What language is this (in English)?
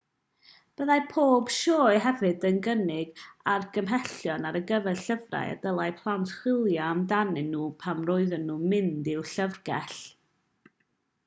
Welsh